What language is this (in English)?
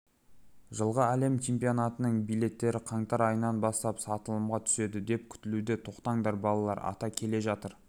Kazakh